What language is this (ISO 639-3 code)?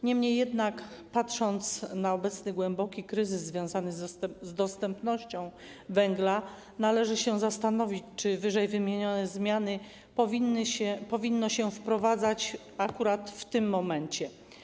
pol